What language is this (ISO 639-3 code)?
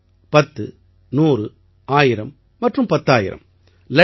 tam